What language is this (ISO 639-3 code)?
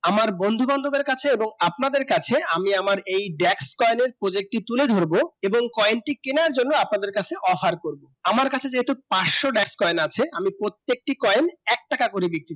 ben